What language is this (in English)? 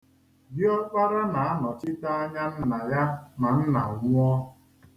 Igbo